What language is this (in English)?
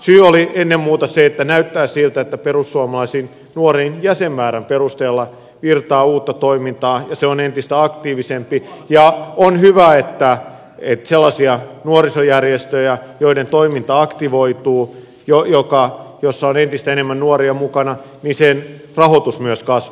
Finnish